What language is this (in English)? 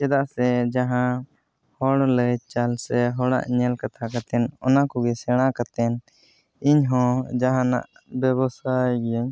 Santali